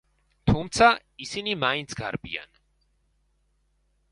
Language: Georgian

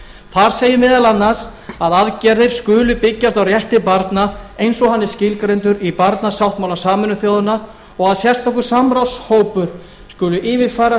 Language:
Icelandic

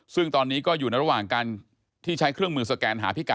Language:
Thai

